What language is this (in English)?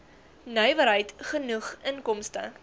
Afrikaans